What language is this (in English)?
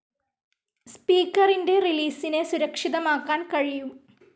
Malayalam